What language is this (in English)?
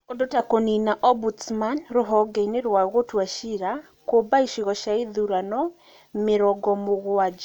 Kikuyu